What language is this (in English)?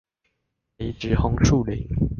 Chinese